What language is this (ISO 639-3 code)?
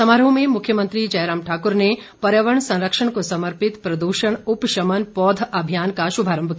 hin